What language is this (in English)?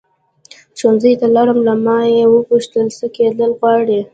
Pashto